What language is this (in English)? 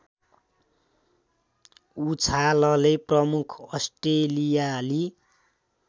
Nepali